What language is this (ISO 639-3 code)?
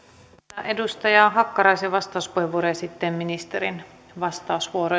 fin